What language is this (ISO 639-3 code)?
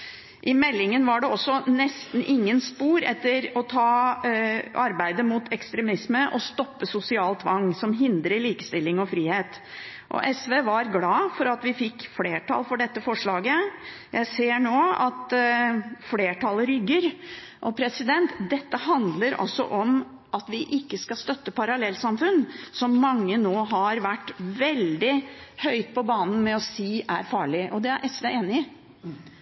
nob